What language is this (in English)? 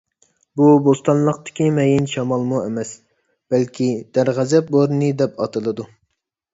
Uyghur